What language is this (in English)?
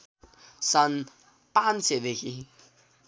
Nepali